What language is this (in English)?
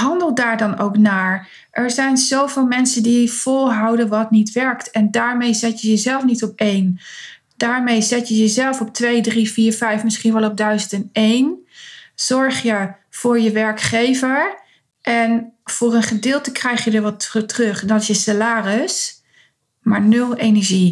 Dutch